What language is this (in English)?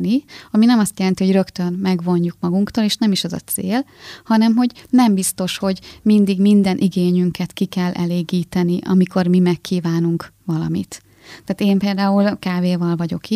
Hungarian